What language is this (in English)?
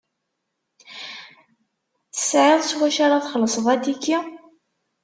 Kabyle